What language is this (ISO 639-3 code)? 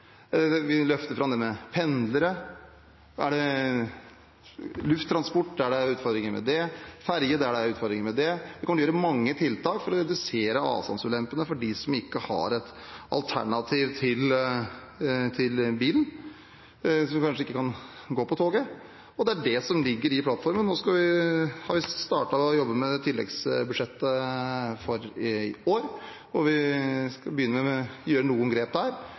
nob